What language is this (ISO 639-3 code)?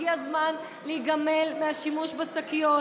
heb